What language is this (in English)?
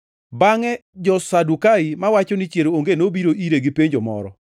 Luo (Kenya and Tanzania)